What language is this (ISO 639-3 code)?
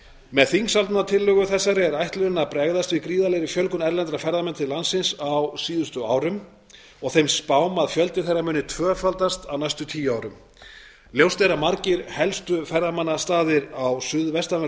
isl